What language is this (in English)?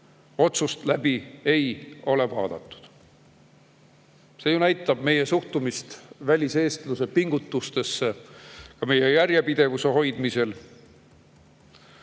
Estonian